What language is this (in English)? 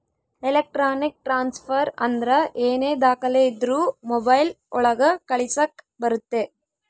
Kannada